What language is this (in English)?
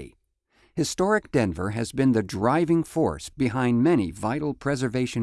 English